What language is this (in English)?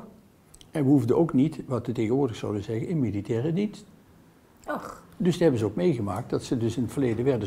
Dutch